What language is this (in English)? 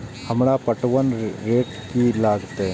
Maithili